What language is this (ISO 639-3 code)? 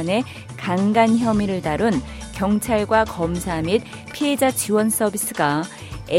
kor